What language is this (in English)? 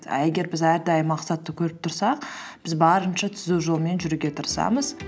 Kazakh